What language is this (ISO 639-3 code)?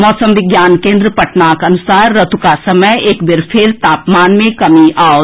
mai